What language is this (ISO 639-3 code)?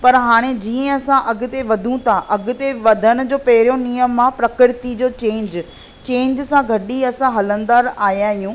snd